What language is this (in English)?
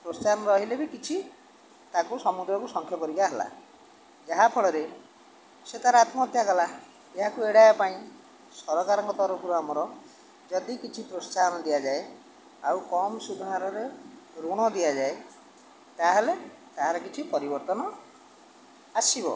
Odia